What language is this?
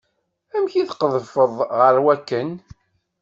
Kabyle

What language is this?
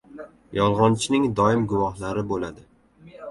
Uzbek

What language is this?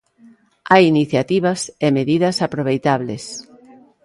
Galician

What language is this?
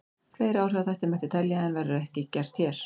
Icelandic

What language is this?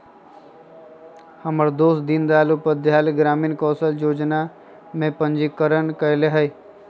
Magahi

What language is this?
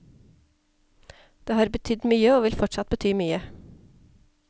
Norwegian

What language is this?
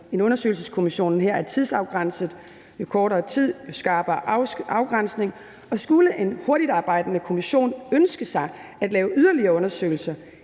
Danish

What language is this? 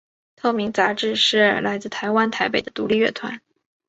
Chinese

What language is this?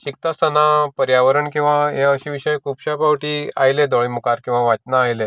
Konkani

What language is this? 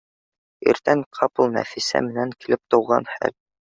Bashkir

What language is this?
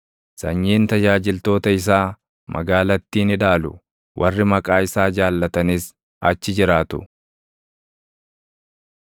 Oromo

